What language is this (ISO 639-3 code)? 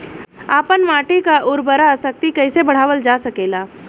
bho